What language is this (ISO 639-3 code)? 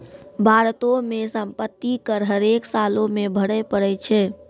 mai